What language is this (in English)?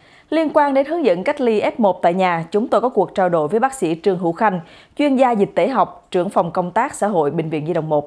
Vietnamese